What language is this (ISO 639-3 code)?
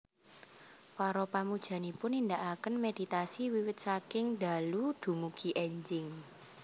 jav